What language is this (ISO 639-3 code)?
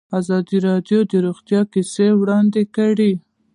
pus